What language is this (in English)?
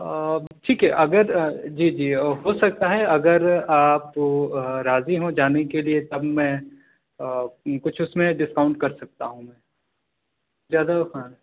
Urdu